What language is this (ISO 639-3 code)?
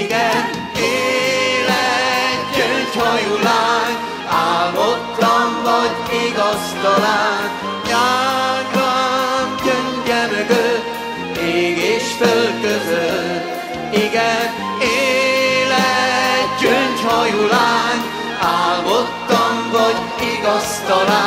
hun